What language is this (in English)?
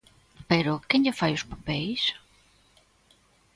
Galician